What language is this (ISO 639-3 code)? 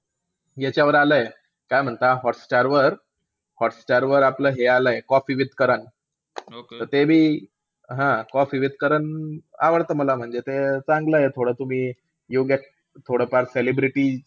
mar